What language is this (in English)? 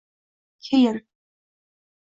Uzbek